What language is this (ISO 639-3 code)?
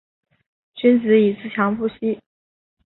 zho